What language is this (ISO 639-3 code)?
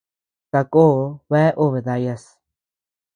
cux